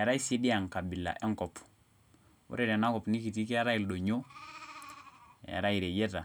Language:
Masai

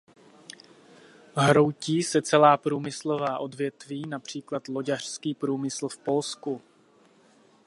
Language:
Czech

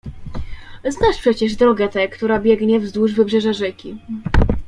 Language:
Polish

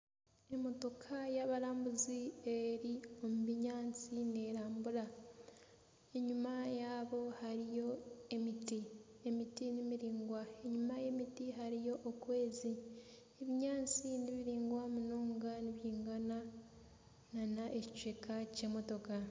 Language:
Nyankole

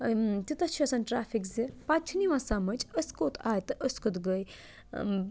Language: Kashmiri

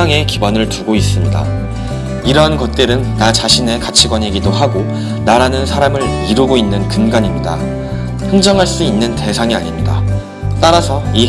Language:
Korean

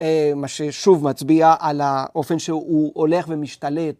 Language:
Hebrew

